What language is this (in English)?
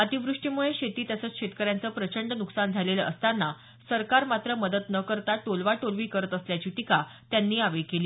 Marathi